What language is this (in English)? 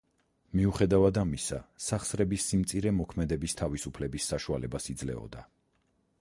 Georgian